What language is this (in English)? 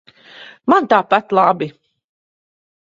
Latvian